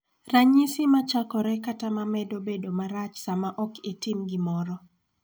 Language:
Luo (Kenya and Tanzania)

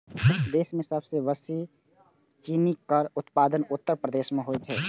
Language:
Maithili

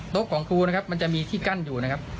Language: Thai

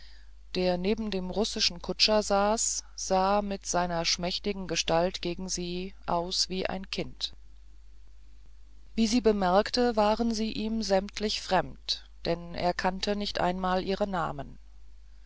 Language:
German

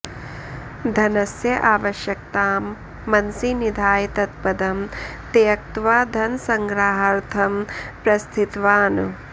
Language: Sanskrit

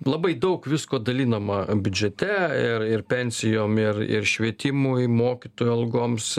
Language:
Lithuanian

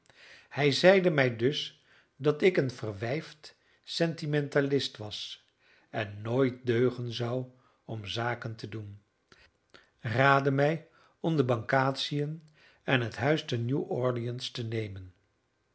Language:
Dutch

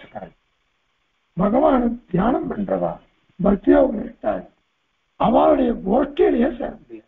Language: Turkish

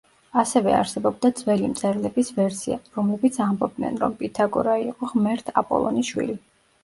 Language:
Georgian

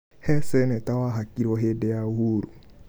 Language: Kikuyu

